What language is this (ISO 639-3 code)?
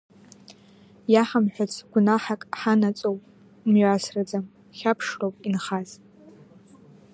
abk